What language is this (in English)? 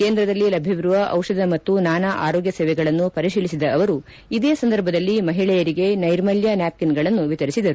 Kannada